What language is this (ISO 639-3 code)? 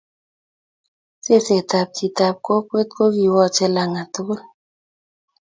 kln